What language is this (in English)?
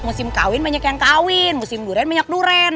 Indonesian